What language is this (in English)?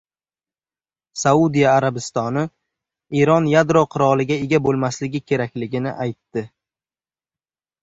Uzbek